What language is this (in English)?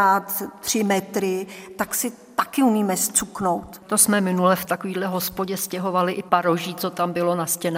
Czech